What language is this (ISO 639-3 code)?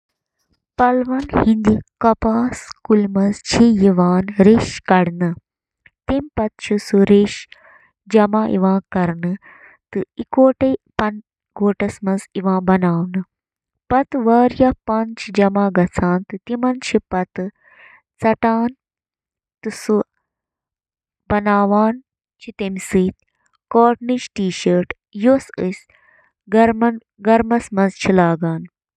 kas